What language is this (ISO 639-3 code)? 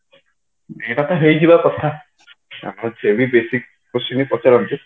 ori